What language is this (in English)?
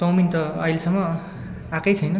Nepali